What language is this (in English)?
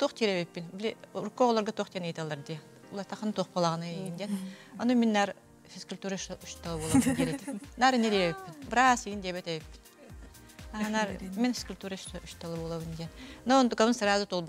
Turkish